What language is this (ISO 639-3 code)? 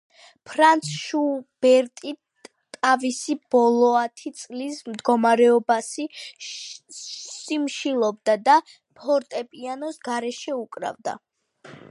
kat